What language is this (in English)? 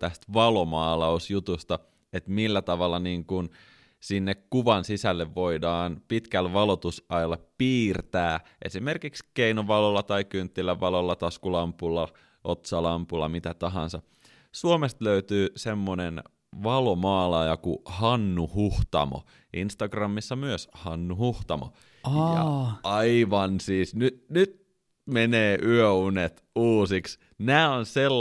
Finnish